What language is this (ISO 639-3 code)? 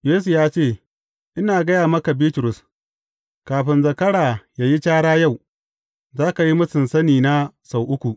hau